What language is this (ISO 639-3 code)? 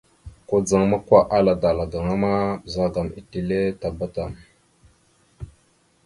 mxu